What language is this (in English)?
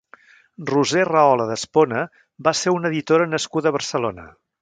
Catalan